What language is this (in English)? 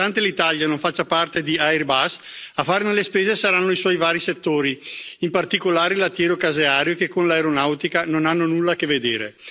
Italian